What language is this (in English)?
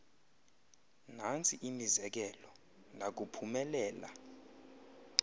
Xhosa